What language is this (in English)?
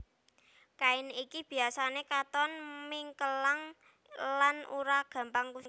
Javanese